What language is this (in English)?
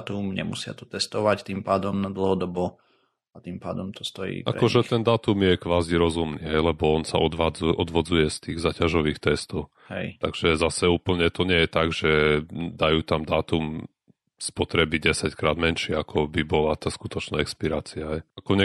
Slovak